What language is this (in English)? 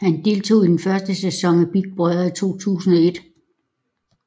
Danish